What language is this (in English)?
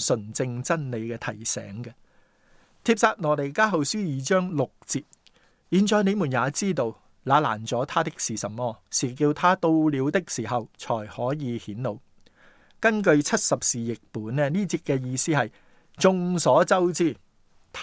Chinese